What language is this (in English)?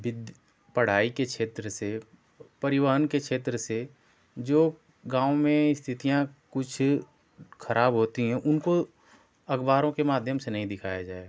Hindi